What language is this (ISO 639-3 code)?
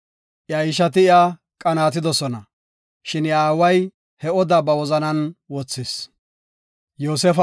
gof